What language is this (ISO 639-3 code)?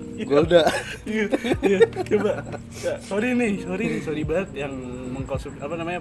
ind